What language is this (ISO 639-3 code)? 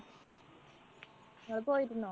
mal